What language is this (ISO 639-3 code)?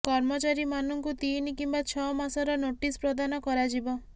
ori